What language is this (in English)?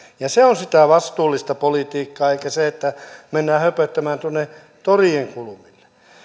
Finnish